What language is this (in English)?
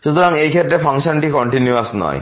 Bangla